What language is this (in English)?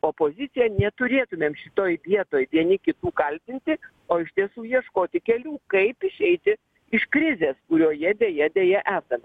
Lithuanian